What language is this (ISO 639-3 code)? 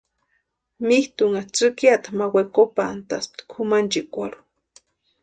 pua